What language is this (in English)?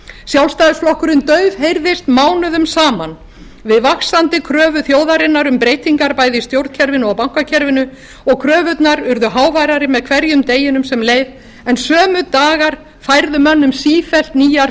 Icelandic